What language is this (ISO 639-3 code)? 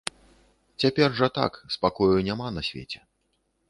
bel